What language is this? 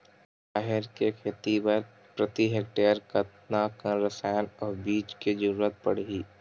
Chhattisgarhi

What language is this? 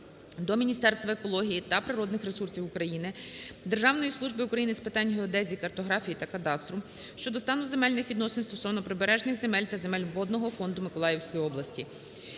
Ukrainian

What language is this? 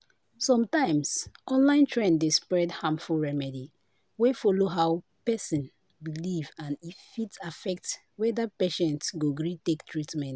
Nigerian Pidgin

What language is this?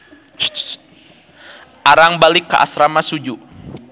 Sundanese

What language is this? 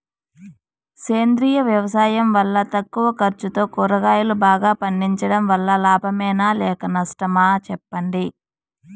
Telugu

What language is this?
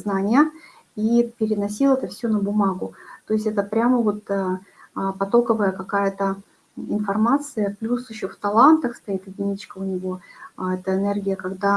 Russian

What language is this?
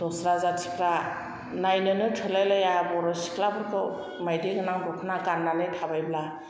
Bodo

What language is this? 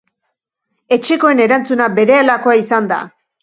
Basque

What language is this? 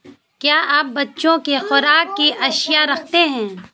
Urdu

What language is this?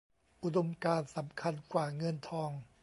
Thai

